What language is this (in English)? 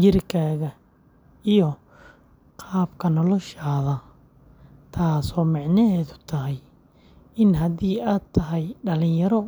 Somali